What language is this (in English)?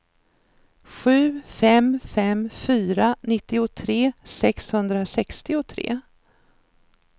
Swedish